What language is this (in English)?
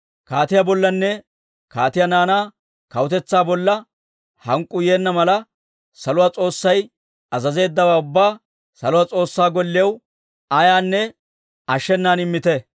Dawro